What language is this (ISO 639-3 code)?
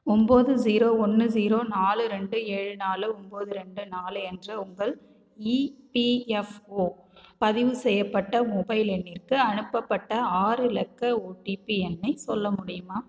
tam